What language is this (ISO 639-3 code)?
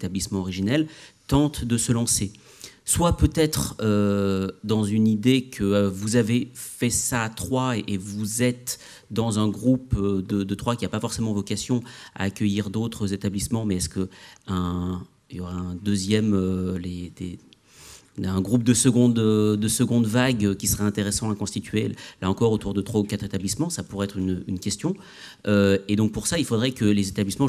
fra